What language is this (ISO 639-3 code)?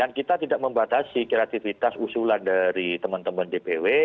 ind